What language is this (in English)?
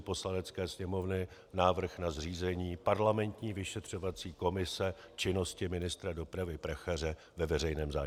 Czech